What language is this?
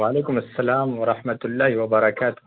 Urdu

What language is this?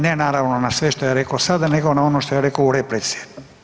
Croatian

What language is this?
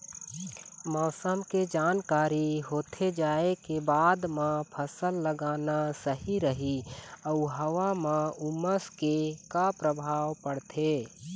Chhattisgarhi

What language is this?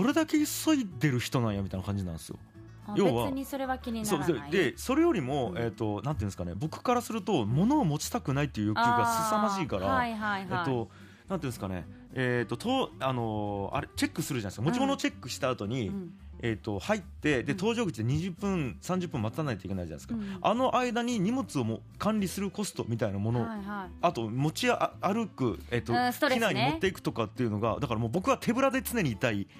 Japanese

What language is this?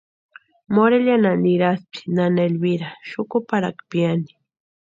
Western Highland Purepecha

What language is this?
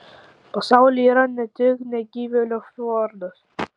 Lithuanian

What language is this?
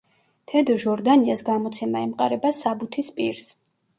Georgian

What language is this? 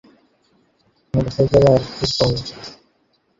Bangla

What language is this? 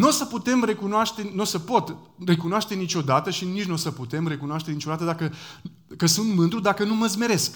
Romanian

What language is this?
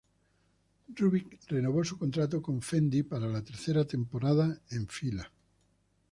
Spanish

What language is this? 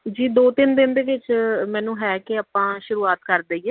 Punjabi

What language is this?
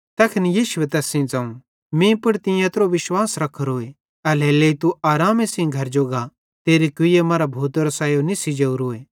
Bhadrawahi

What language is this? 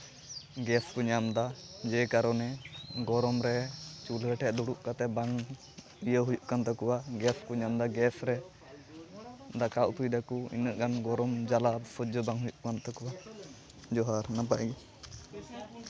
Santali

